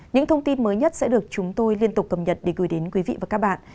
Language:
Vietnamese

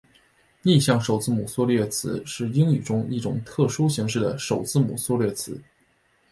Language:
Chinese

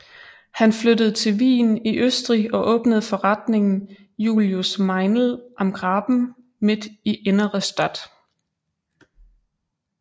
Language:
Danish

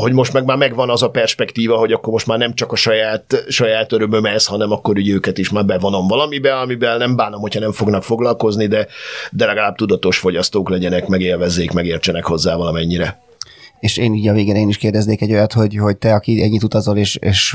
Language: Hungarian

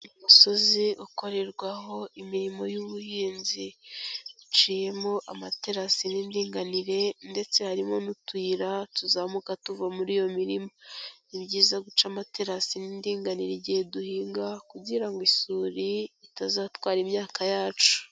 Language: Kinyarwanda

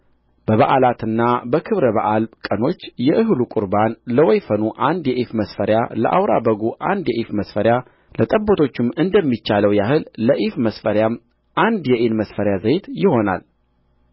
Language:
Amharic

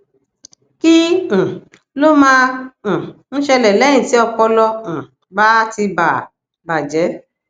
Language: Yoruba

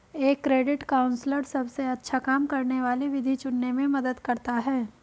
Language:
Hindi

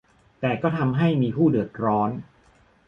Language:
Thai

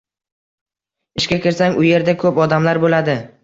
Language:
Uzbek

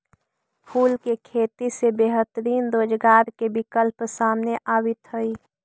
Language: Magahi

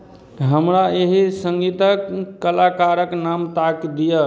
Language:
Maithili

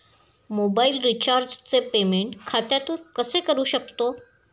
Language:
Marathi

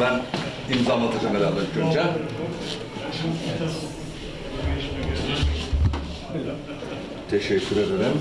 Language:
Turkish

